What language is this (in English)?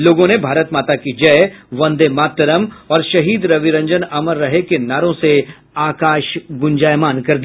Hindi